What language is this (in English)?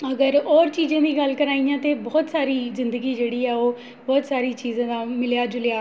Dogri